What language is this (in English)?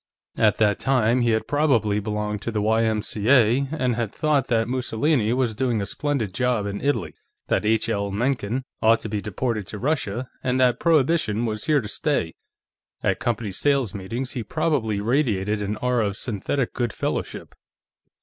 English